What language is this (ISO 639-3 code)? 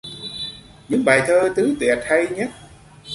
vie